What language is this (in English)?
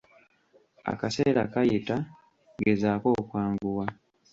Ganda